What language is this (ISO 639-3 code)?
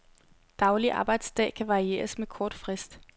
dan